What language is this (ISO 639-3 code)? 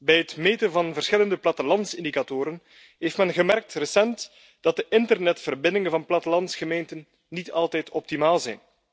nld